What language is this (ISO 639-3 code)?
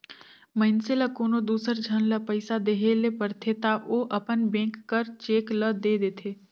hne